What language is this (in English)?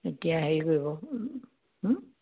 Assamese